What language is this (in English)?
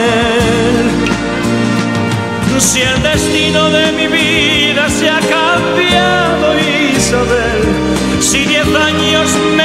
Arabic